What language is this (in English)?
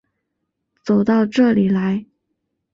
Chinese